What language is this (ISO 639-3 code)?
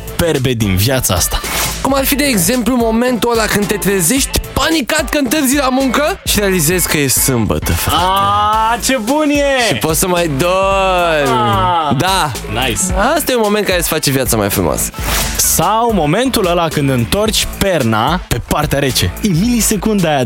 ron